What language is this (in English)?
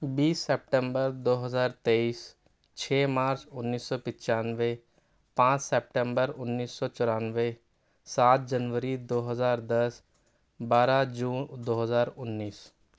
Urdu